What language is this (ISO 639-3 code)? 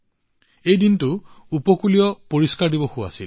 asm